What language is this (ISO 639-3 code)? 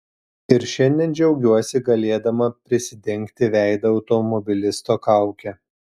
lit